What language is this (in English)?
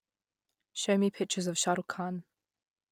English